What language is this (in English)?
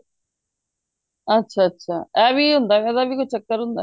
Punjabi